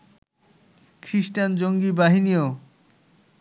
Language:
Bangla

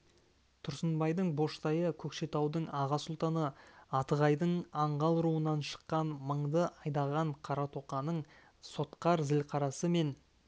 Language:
Kazakh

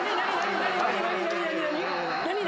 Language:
Japanese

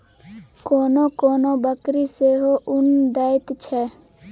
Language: Maithili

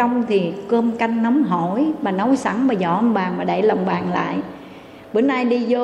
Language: Vietnamese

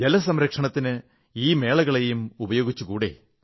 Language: Malayalam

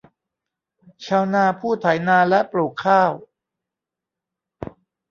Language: Thai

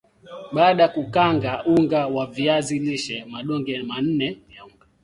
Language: Swahili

